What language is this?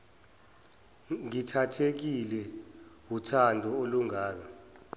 Zulu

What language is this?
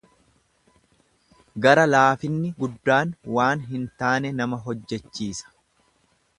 Oromo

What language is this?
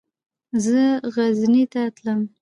Pashto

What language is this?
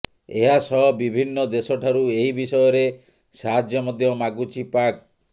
Odia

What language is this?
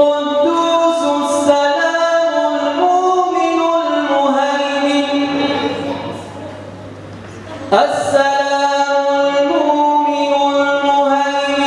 Arabic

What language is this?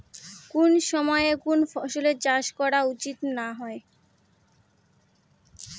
Bangla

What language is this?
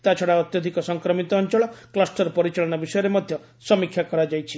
Odia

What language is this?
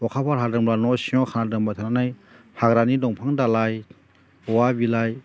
Bodo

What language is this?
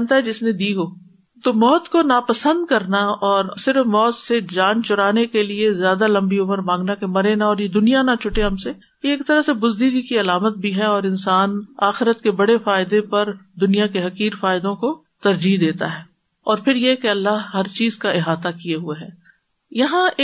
Urdu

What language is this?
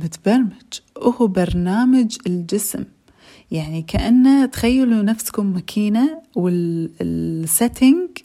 Arabic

